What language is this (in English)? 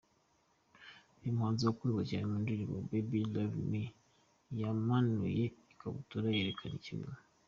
Kinyarwanda